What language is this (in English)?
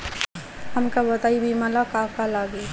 Bhojpuri